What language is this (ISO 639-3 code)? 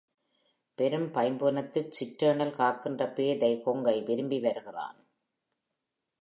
tam